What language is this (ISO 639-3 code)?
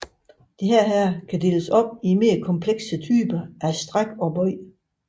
dan